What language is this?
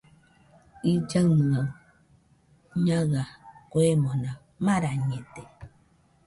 Nüpode Huitoto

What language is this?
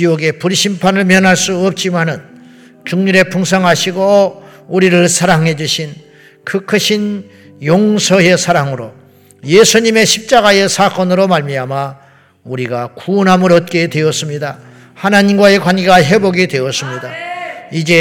Korean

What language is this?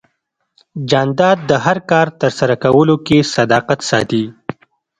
Pashto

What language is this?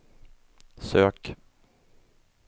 Swedish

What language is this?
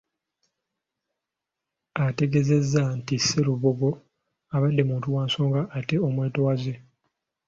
Ganda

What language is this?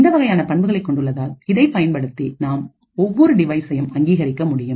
Tamil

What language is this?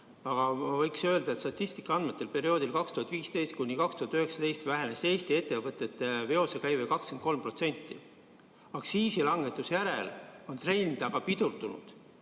Estonian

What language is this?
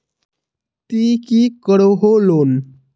Magahi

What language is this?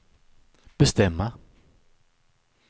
Swedish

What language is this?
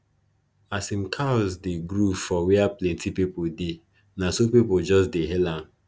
Nigerian Pidgin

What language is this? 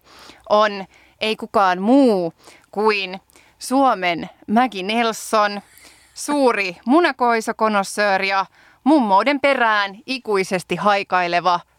Finnish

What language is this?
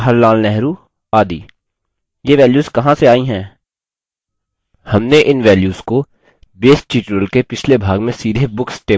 Hindi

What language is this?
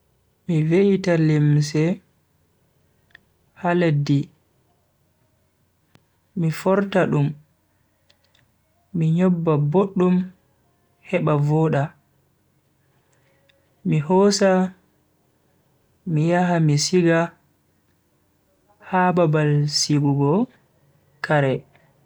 Bagirmi Fulfulde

